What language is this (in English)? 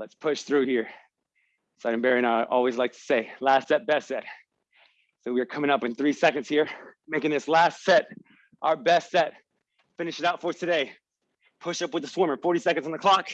English